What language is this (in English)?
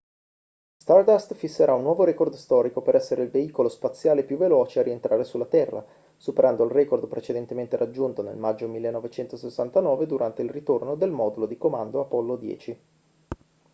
Italian